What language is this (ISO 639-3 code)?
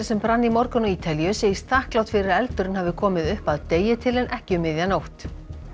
isl